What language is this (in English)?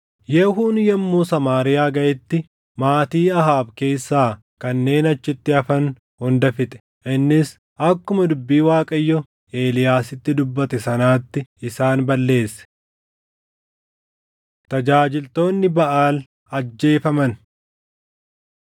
Oromo